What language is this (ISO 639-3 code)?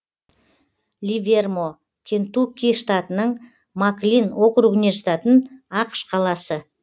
kaz